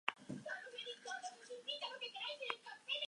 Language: Basque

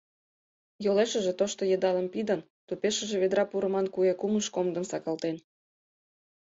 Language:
Mari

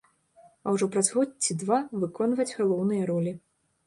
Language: Belarusian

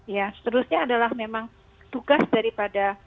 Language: Indonesian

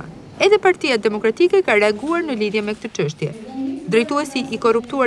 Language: Dutch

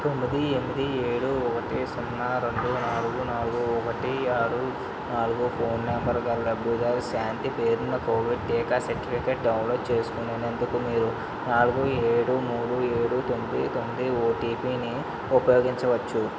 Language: Telugu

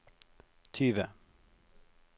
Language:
Norwegian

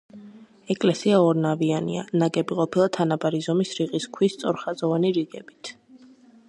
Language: Georgian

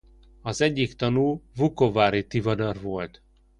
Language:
Hungarian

